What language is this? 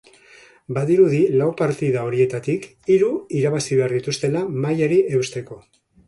Basque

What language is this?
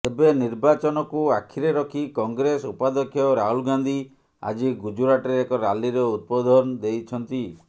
Odia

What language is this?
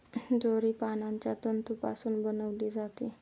Marathi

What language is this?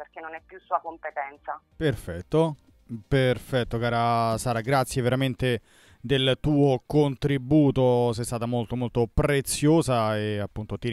Italian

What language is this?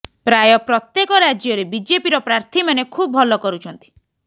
Odia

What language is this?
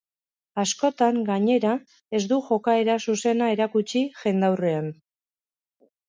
Basque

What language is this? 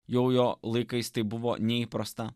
Lithuanian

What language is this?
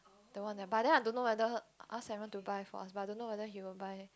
English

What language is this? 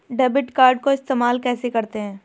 Hindi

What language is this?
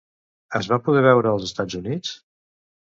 Catalan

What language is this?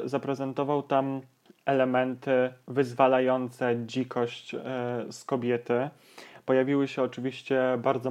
Polish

